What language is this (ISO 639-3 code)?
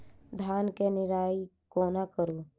mai